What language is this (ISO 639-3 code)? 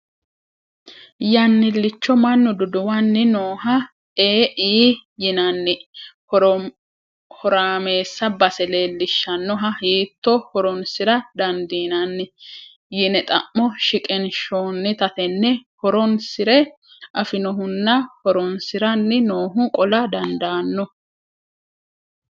sid